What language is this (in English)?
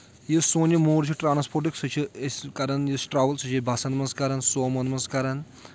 Kashmiri